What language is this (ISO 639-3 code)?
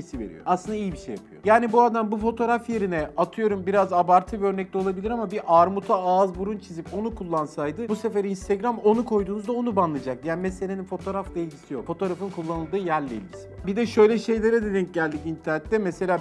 tur